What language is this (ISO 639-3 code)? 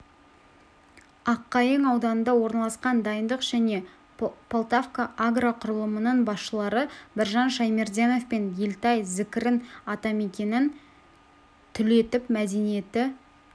kaz